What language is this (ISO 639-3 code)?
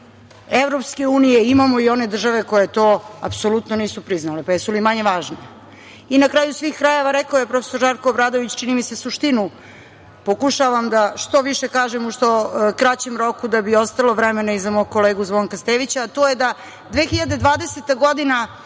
srp